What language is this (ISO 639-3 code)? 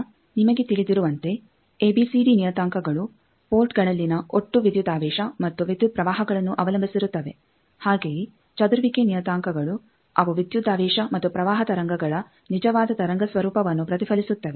kan